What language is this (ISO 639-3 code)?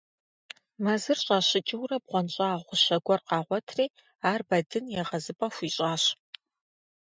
kbd